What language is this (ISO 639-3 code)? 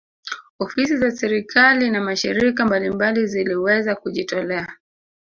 swa